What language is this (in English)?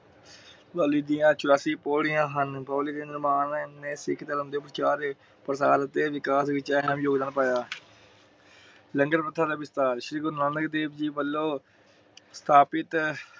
Punjabi